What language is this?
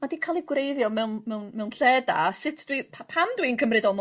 Welsh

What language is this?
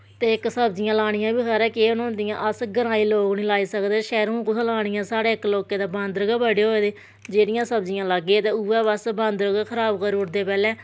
Dogri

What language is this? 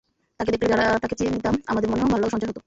Bangla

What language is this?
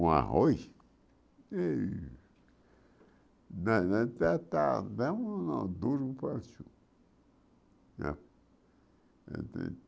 Portuguese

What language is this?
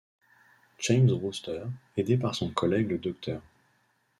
French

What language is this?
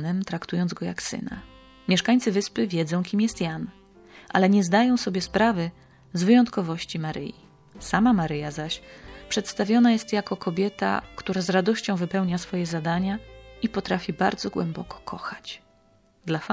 Polish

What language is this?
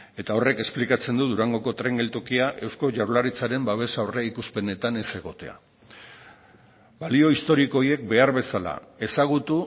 Basque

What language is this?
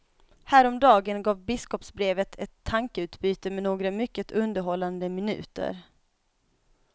Swedish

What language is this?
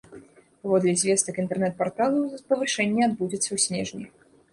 Belarusian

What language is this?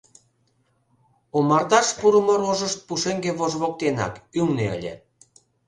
Mari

